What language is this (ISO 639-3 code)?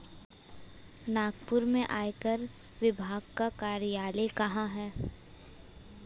hin